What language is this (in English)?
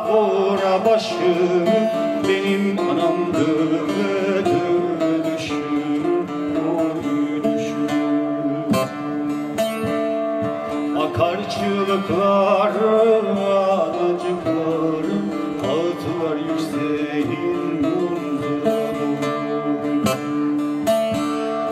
Turkish